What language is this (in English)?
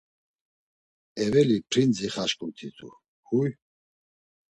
Laz